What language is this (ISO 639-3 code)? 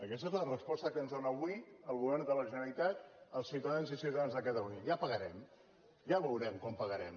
cat